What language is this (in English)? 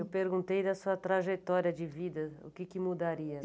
Portuguese